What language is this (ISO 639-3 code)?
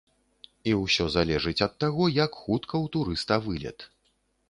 bel